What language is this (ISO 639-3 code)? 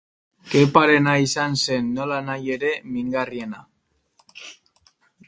eus